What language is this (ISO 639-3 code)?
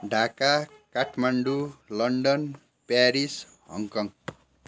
nep